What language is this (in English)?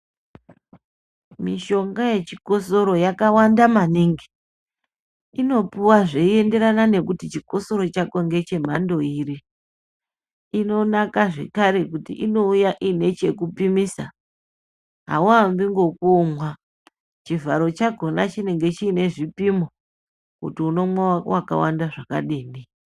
Ndau